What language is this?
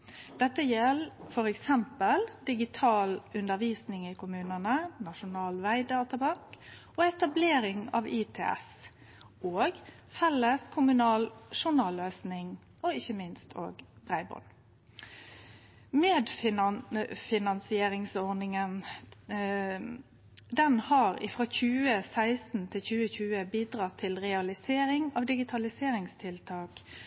Norwegian Nynorsk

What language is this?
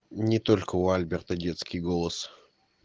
Russian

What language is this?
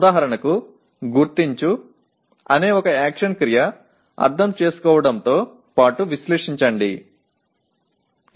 Tamil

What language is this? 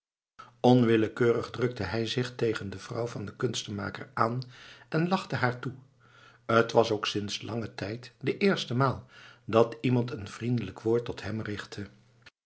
Dutch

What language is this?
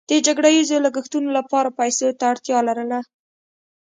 Pashto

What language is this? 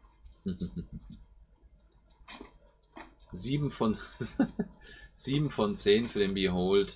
German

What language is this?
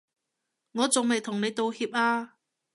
Cantonese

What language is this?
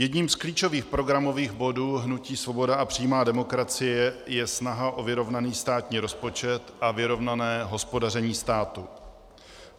Czech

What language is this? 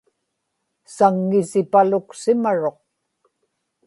Inupiaq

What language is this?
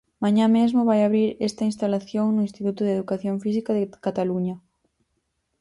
Galician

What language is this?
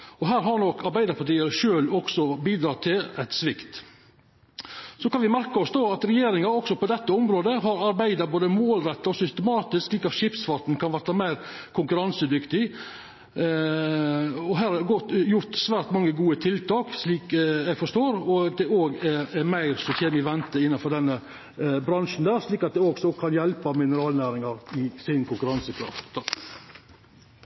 Norwegian Nynorsk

